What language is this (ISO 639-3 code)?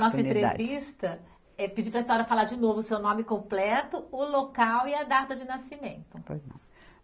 por